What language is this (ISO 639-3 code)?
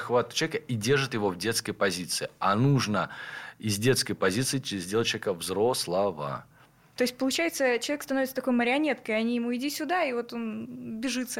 rus